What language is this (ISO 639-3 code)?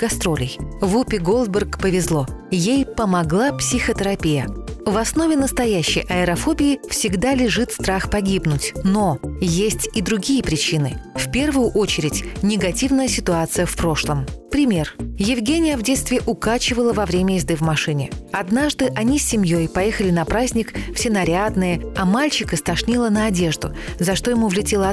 rus